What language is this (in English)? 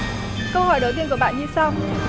Vietnamese